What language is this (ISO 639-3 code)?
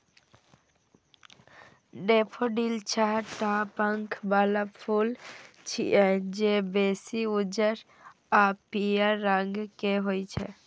mai